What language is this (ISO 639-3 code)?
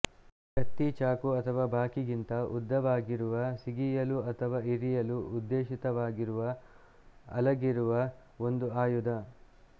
kan